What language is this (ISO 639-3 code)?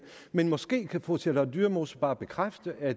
dan